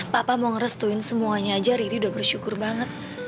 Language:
Indonesian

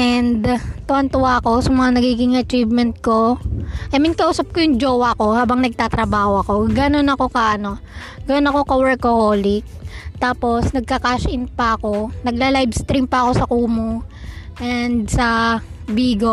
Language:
Filipino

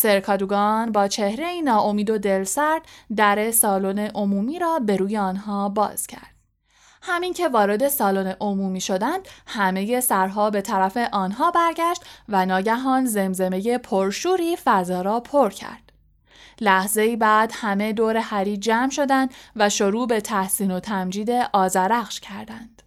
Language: Persian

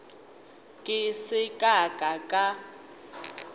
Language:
Northern Sotho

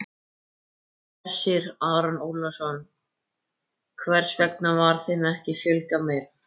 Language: Icelandic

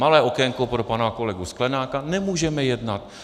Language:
Czech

